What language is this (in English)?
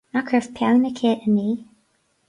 Irish